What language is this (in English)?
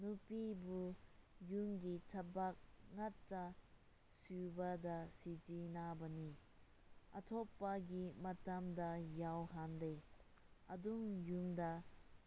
Manipuri